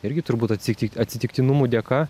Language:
Lithuanian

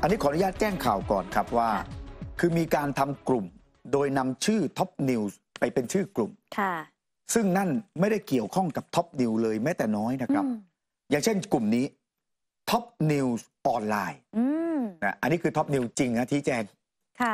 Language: Thai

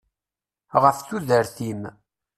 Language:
Kabyle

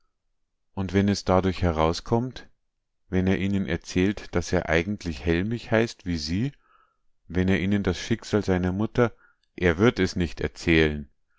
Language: German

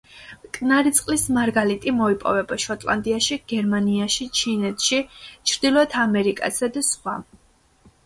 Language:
Georgian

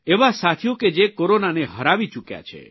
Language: Gujarati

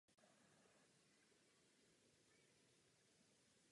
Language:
Czech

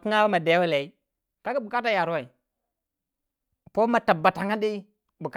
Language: Waja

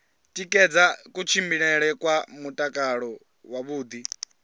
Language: Venda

